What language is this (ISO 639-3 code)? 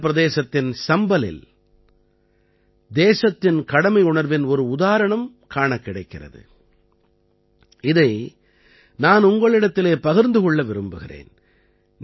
tam